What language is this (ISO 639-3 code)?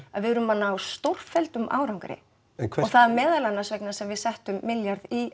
isl